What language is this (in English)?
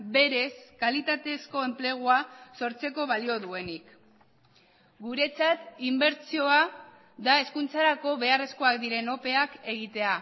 Basque